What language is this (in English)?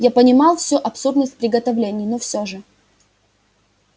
Russian